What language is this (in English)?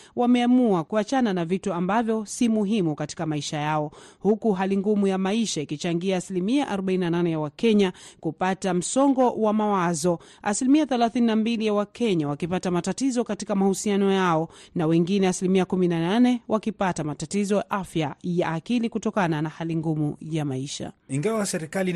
Swahili